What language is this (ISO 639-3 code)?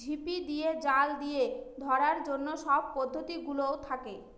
ben